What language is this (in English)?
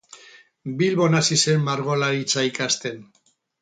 Basque